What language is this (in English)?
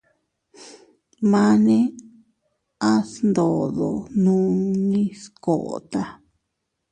Teutila Cuicatec